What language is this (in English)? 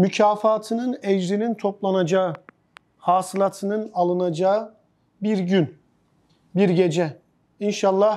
Turkish